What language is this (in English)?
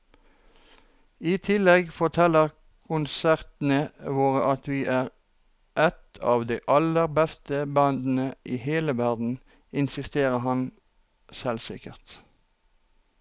Norwegian